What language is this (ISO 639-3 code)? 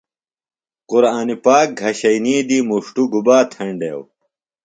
phl